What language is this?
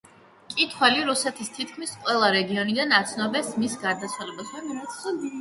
Georgian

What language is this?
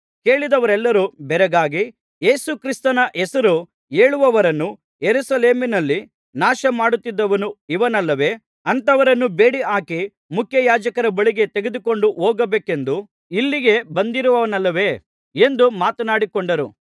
Kannada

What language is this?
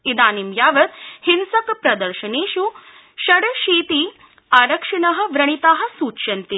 Sanskrit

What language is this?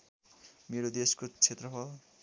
Nepali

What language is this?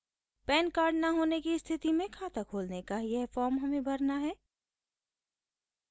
Hindi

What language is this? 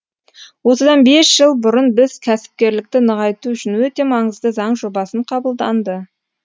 Kazakh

